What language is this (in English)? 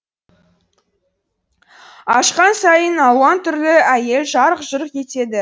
Kazakh